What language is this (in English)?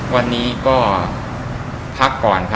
Thai